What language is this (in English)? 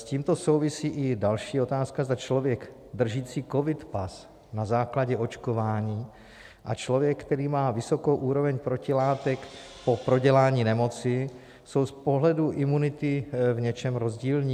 Czech